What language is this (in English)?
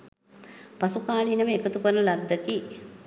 Sinhala